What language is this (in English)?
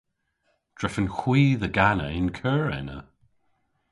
Cornish